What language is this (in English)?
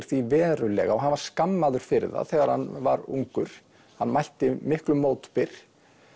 Icelandic